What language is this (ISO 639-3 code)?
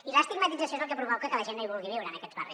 cat